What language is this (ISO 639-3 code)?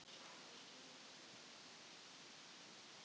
isl